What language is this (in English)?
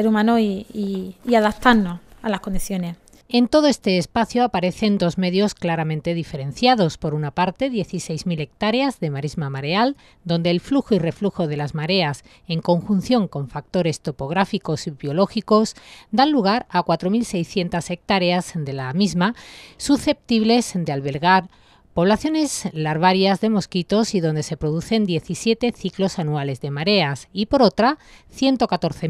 Spanish